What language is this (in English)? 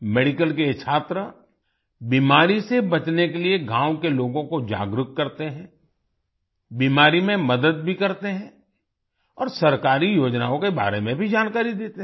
Hindi